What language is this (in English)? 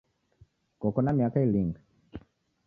Taita